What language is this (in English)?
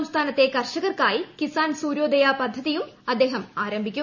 Malayalam